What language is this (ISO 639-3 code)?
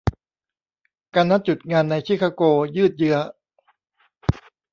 tha